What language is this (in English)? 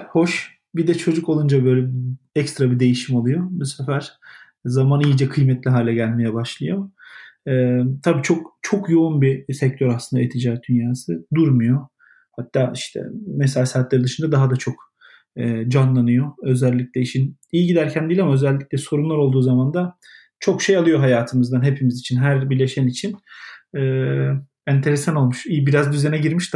Turkish